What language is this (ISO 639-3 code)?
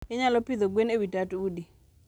luo